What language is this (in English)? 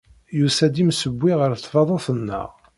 Kabyle